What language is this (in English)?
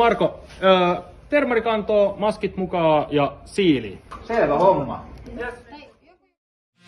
Finnish